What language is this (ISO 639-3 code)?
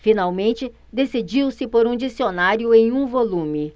por